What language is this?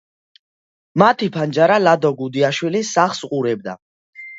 Georgian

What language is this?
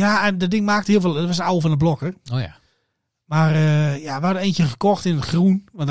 Dutch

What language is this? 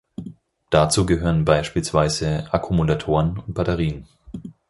German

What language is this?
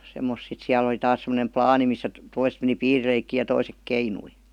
Finnish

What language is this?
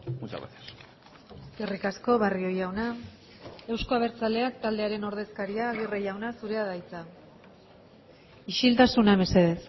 Basque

